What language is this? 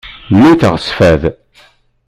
Kabyle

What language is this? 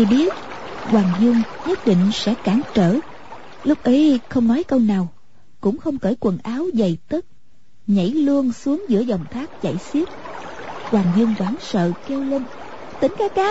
Vietnamese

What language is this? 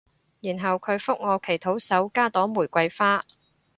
Cantonese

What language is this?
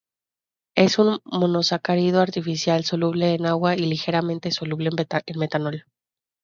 Spanish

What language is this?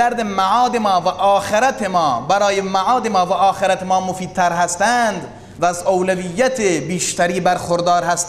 Persian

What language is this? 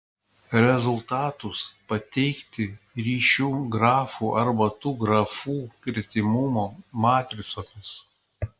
Lithuanian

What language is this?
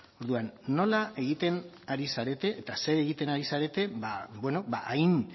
Basque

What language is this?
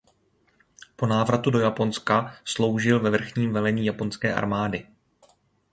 Czech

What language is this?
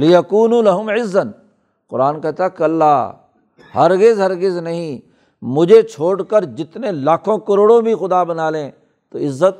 Urdu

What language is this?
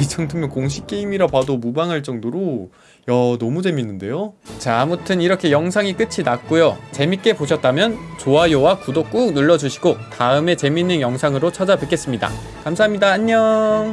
Korean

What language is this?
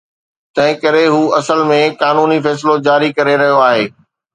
Sindhi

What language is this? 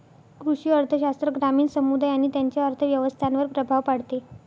Marathi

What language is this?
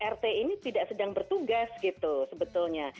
Indonesian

